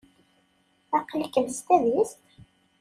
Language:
Kabyle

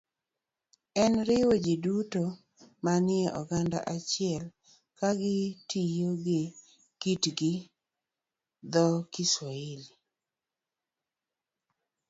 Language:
Luo (Kenya and Tanzania)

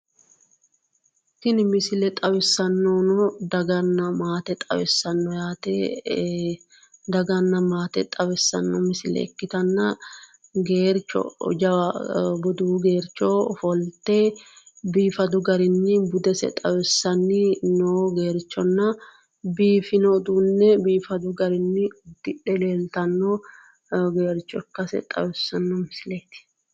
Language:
Sidamo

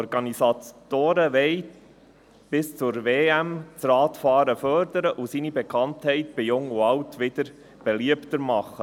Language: Swiss German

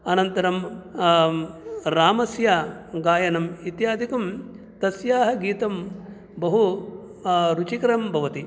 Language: Sanskrit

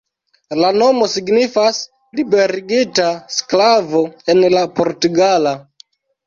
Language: Esperanto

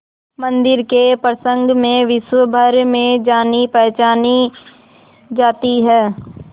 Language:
Hindi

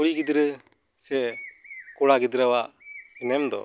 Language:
Santali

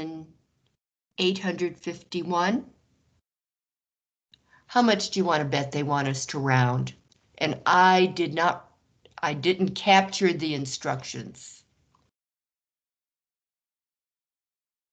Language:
English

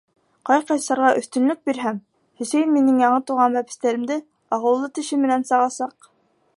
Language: Bashkir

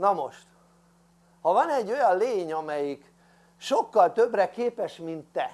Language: Hungarian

